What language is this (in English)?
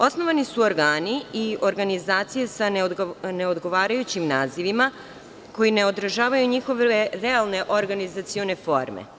Serbian